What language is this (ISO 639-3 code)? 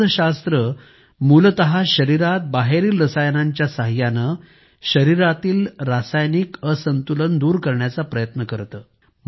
mar